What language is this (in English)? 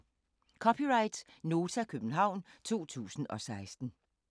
Danish